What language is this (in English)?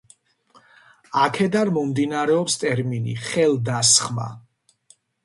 Georgian